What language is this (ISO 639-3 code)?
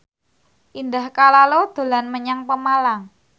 jav